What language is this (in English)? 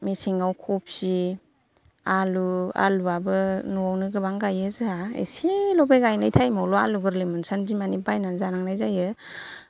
Bodo